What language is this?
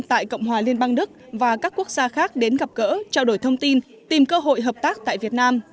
Vietnamese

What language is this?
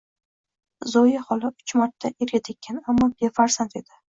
Uzbek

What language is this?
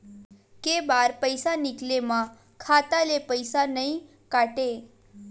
Chhattisgarhi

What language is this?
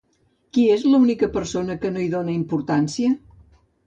Catalan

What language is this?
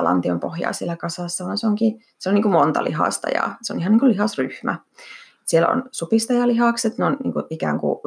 Finnish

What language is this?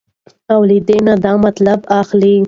Pashto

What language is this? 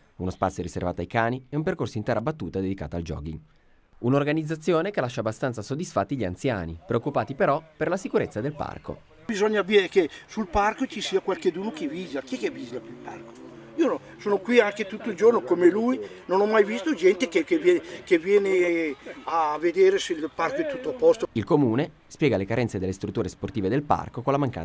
Italian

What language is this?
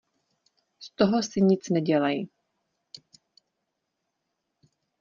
Czech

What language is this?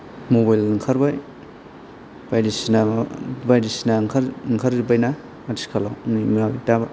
Bodo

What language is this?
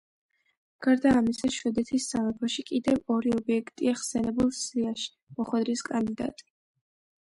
Georgian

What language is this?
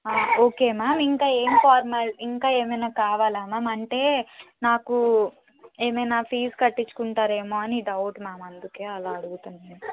Telugu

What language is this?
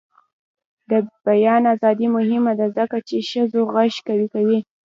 Pashto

